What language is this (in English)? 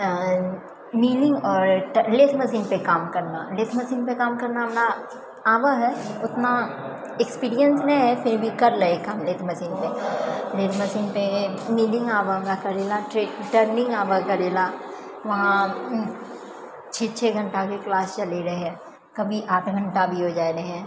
Maithili